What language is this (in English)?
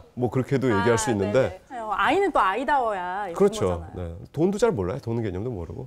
Korean